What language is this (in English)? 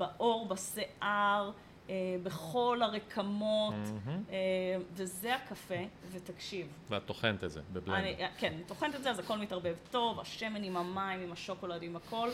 Hebrew